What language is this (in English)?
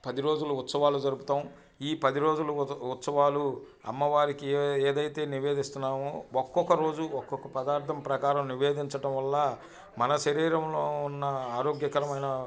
Telugu